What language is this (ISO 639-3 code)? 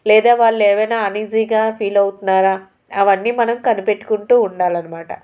tel